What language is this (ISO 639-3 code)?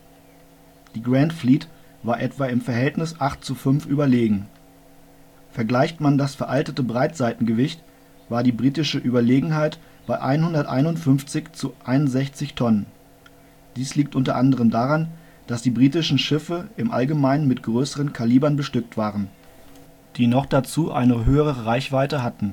deu